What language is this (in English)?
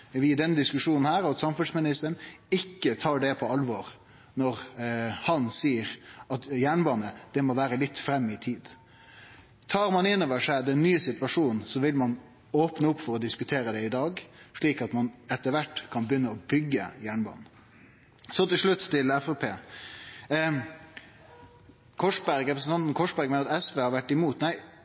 Norwegian Nynorsk